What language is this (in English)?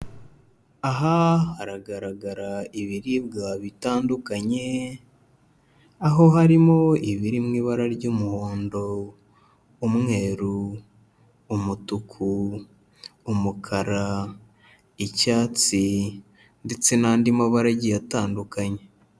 Kinyarwanda